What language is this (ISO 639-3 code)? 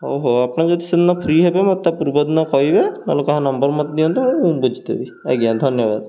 ori